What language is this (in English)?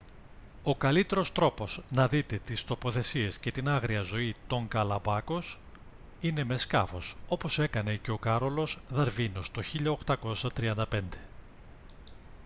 Greek